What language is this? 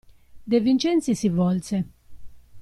Italian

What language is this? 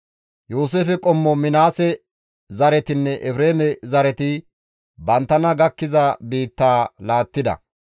Gamo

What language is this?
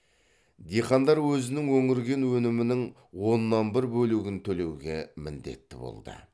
Kazakh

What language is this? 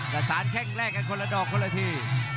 Thai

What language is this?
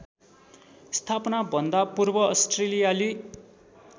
Nepali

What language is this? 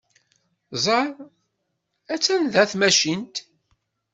Kabyle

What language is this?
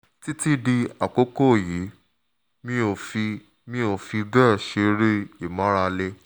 Yoruba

